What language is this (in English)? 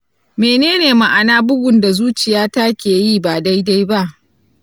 Hausa